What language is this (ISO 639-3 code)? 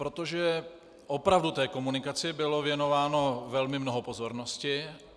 ces